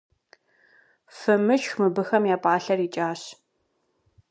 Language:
Kabardian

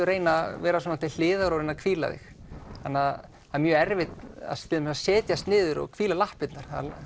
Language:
Icelandic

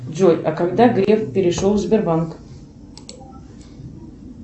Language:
Russian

